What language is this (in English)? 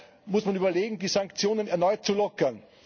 German